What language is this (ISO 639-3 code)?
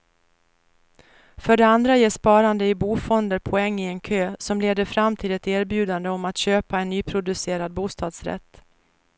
swe